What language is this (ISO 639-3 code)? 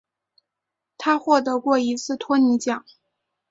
zho